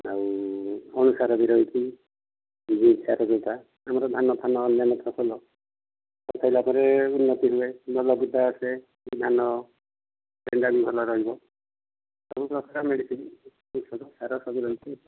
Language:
Odia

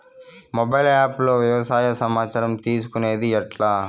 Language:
Telugu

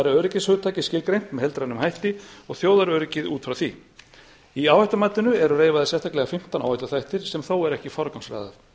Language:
Icelandic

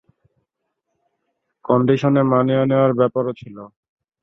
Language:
Bangla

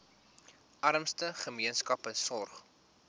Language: Afrikaans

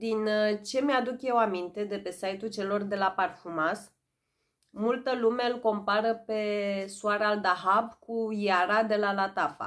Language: Romanian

